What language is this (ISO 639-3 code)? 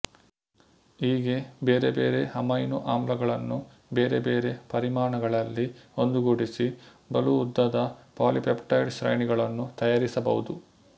kan